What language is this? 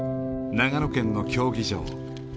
Japanese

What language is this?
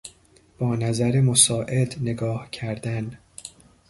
Persian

